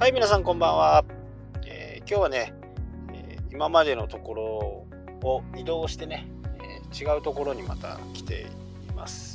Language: Japanese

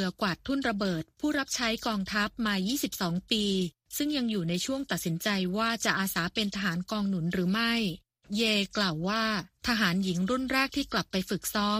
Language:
Thai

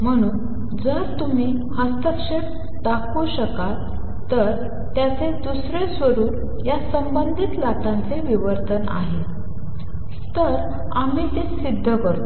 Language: Marathi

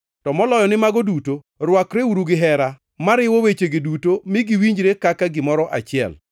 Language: Luo (Kenya and Tanzania)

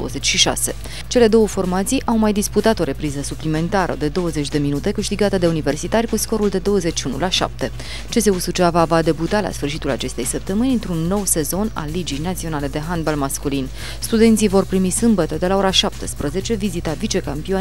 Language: Romanian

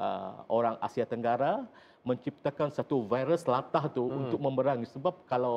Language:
Malay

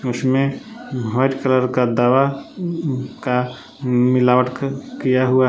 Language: Hindi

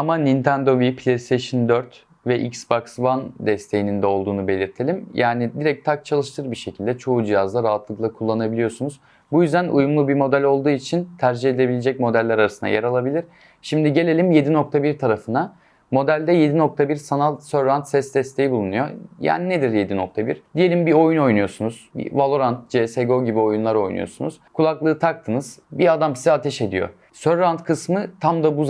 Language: Turkish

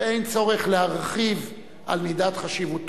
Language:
Hebrew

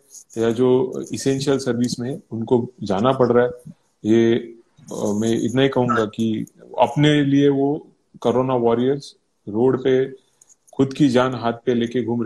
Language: Hindi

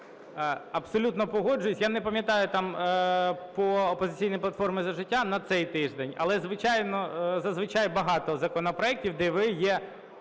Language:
Ukrainian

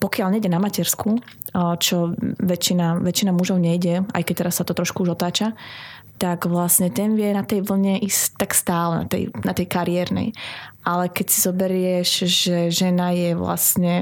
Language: Slovak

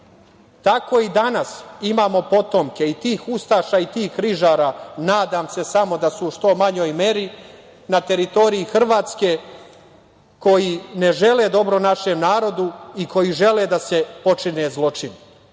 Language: Serbian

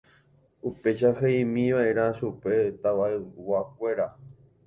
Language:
Guarani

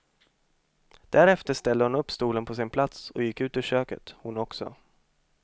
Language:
Swedish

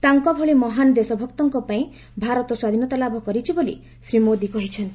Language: Odia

